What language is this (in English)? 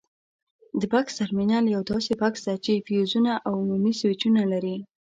Pashto